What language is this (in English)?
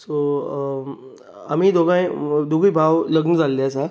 Konkani